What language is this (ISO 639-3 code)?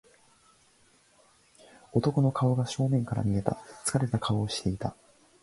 jpn